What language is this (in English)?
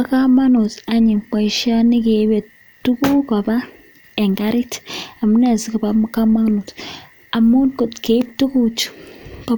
Kalenjin